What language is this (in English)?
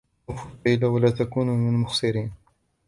Arabic